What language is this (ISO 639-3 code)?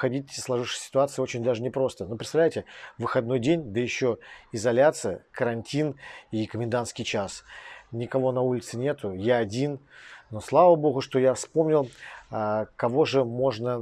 rus